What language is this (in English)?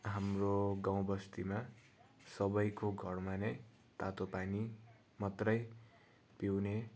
Nepali